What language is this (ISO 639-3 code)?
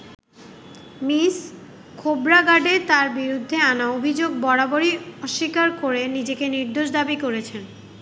ben